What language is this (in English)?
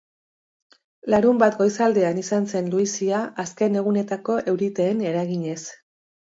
Basque